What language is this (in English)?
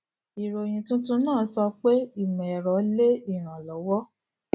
Yoruba